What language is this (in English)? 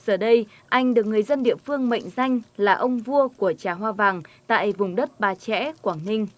Vietnamese